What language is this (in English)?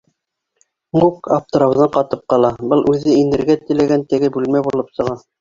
Bashkir